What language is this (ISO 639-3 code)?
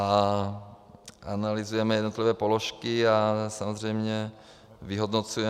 ces